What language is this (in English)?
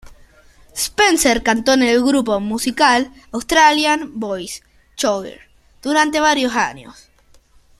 Spanish